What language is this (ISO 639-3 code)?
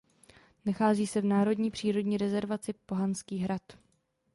ces